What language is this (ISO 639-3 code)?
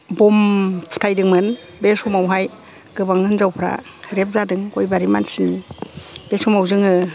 brx